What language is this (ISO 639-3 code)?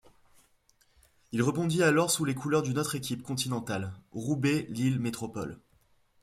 fra